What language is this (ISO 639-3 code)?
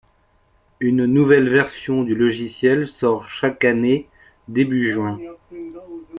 fra